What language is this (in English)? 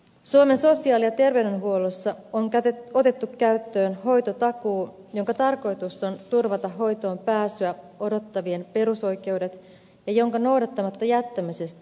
Finnish